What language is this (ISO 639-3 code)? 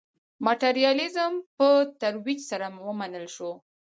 pus